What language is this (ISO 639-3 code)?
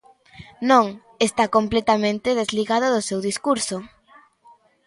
glg